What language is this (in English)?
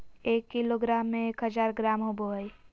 Magahi